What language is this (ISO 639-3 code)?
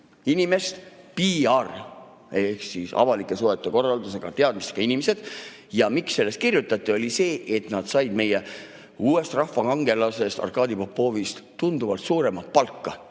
est